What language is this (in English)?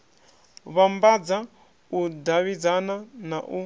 Venda